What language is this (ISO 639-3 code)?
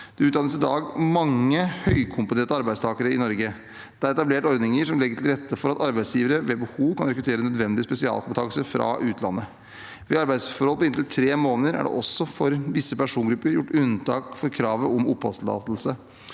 nor